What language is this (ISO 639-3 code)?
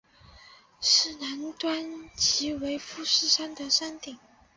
zho